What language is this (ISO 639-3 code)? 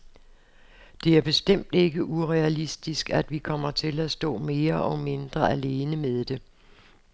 dan